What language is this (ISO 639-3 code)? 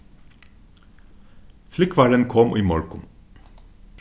fao